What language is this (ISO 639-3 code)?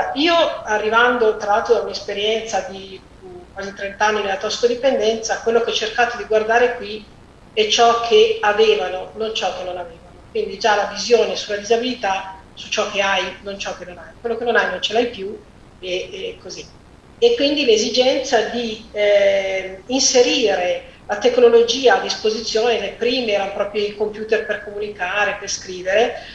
ita